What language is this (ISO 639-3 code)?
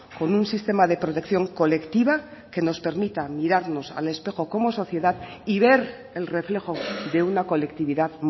spa